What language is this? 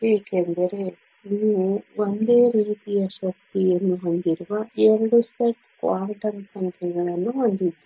Kannada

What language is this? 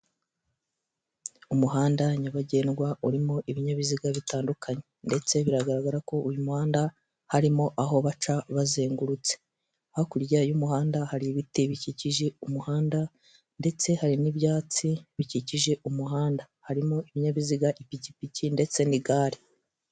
Kinyarwanda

